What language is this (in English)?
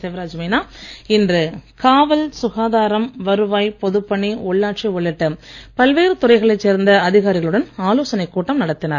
Tamil